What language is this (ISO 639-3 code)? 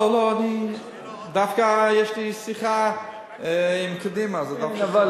heb